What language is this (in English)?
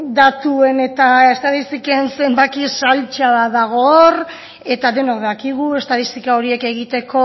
Basque